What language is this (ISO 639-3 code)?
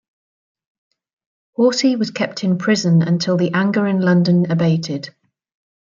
eng